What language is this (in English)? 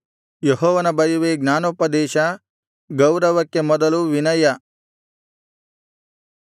Kannada